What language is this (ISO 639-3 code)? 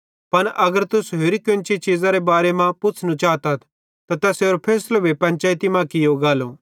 bhd